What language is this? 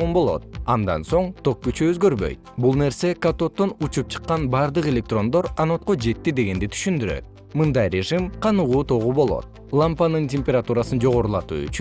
Kyrgyz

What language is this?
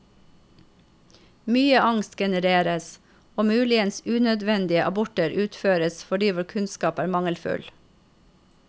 Norwegian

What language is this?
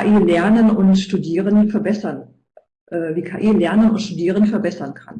German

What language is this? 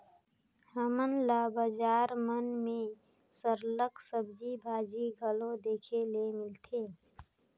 Chhattisgarhi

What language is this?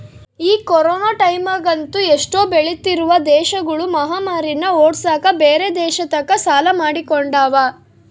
Kannada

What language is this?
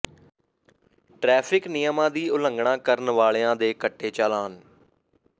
Punjabi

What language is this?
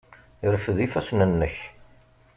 Kabyle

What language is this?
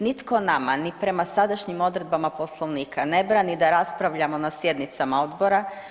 Croatian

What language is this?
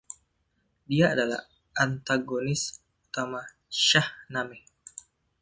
Indonesian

